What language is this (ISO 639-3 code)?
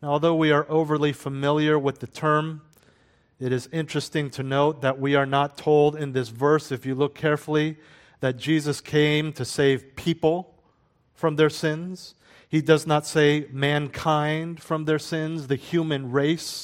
eng